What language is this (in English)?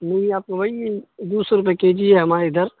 Urdu